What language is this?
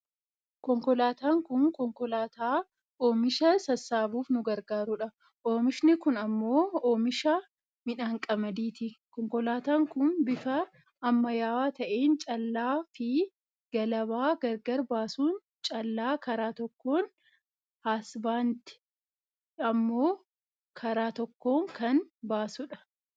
Oromo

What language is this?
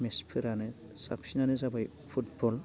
Bodo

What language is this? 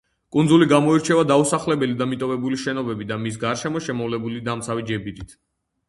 Georgian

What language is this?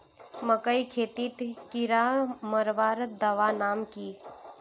Magahi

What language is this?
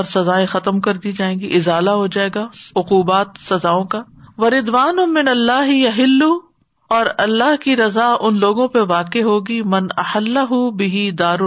Urdu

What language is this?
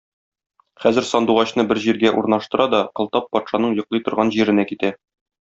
Tatar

